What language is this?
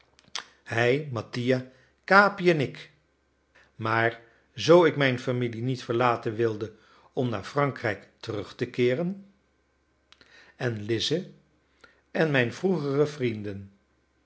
Dutch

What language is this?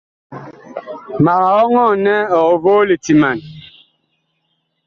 Bakoko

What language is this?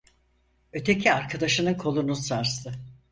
Turkish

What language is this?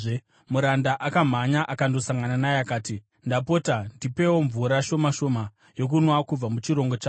Shona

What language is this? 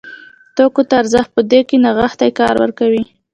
Pashto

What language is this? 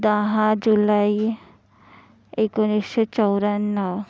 Marathi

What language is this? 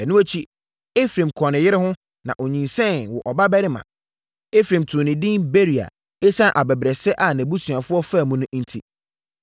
Akan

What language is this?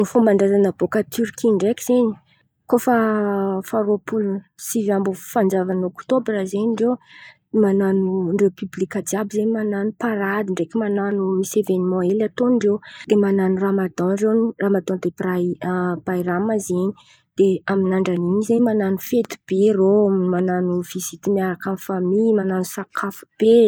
Antankarana Malagasy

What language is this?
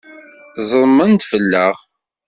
Kabyle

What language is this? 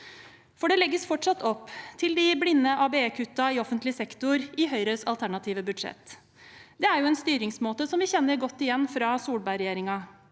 Norwegian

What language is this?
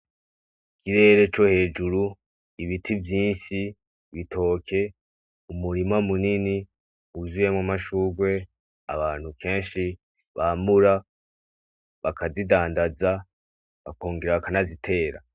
Rundi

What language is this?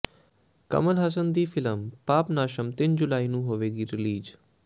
Punjabi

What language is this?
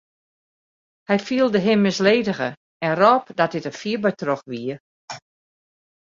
Western Frisian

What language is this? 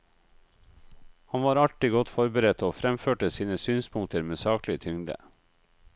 Norwegian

